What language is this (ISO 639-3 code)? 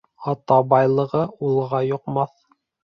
bak